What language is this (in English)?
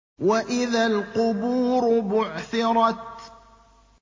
Arabic